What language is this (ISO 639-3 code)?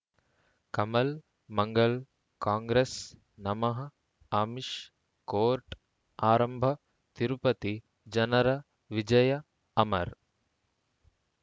kan